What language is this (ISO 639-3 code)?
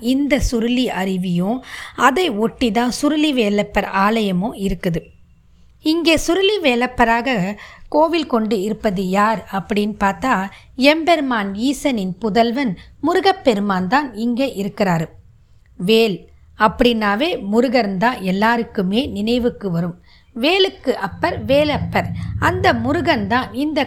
tam